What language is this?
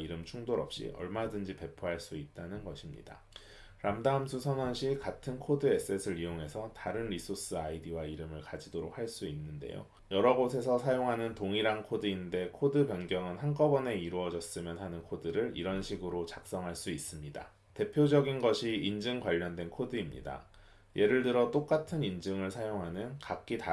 Korean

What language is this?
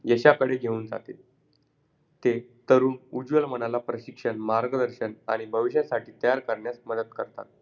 Marathi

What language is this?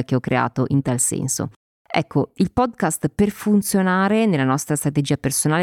Italian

